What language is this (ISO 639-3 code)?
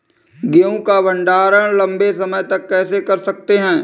hin